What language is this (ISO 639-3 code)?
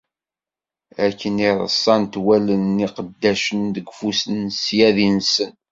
kab